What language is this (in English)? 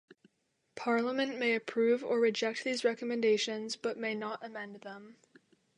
English